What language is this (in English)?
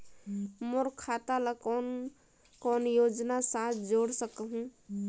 Chhattisgarhi